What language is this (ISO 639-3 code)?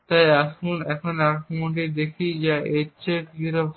ben